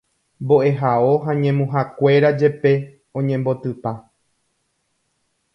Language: Guarani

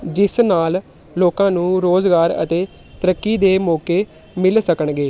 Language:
Punjabi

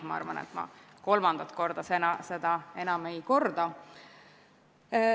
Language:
Estonian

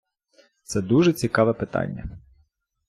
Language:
Ukrainian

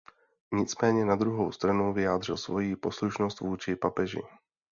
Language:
Czech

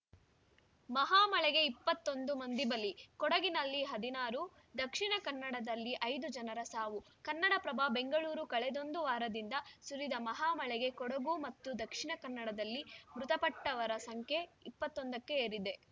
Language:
Kannada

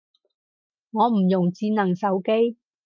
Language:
Cantonese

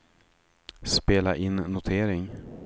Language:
Swedish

